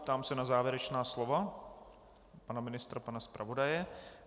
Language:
Czech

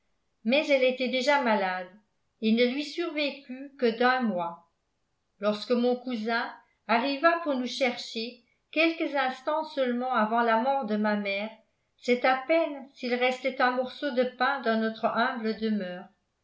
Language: French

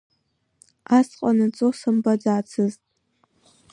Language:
Abkhazian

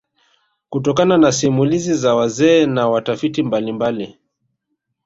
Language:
Swahili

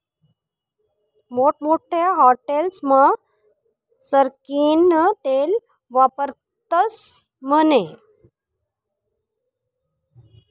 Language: Marathi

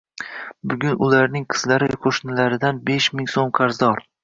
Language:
Uzbek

